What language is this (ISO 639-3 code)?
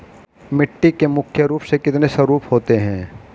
hin